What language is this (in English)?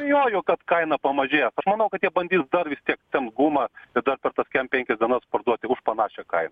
Lithuanian